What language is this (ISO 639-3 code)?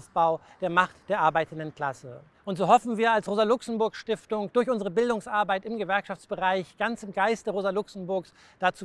deu